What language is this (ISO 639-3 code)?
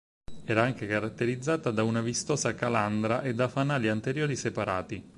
ita